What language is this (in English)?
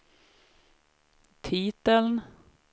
Swedish